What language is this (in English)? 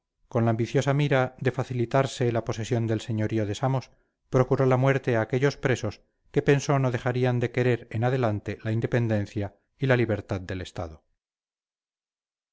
Spanish